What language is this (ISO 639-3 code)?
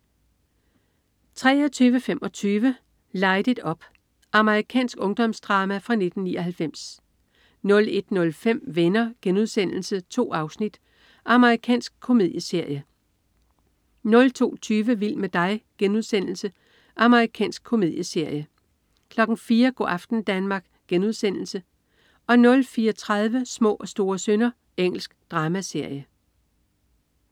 dan